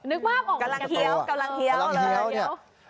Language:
Thai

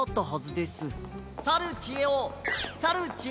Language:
Japanese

